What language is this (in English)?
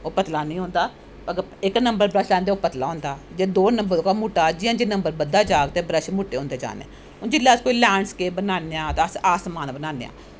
Dogri